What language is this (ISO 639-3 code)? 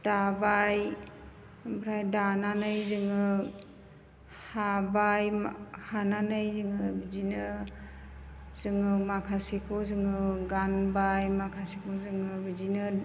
brx